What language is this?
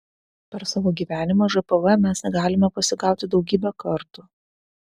Lithuanian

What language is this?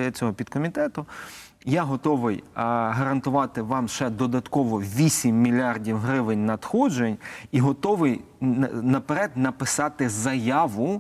Ukrainian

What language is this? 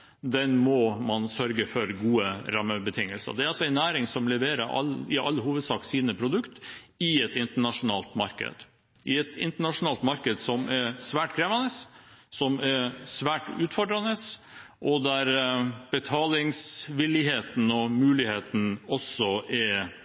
Norwegian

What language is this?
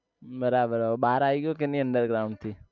Gujarati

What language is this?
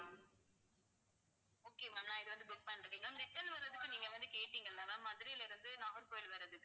Tamil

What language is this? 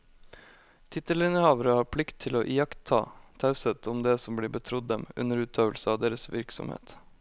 Norwegian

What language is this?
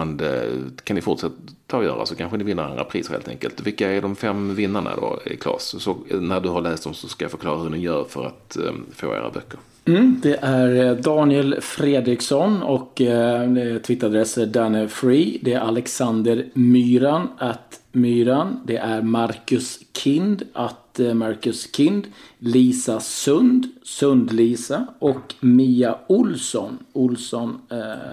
Swedish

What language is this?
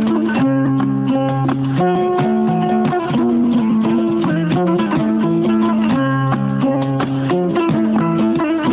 Fula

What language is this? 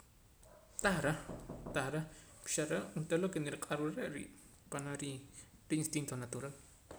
Poqomam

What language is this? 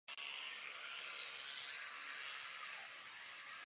Czech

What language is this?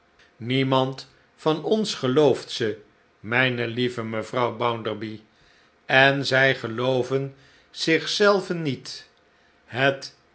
Dutch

